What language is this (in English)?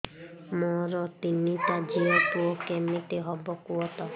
Odia